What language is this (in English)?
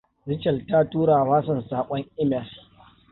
Hausa